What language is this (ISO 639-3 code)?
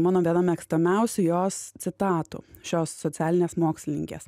lit